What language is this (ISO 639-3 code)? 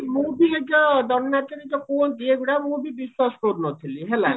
ori